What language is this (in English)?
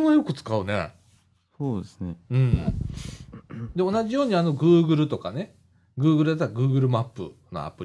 Japanese